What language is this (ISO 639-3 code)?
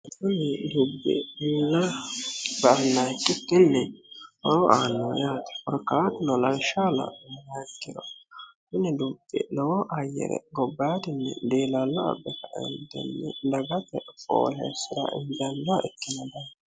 sid